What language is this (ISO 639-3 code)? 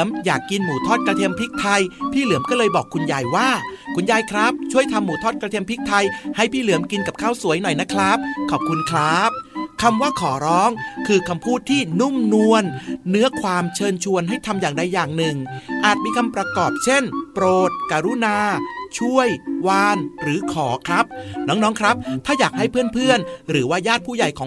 tha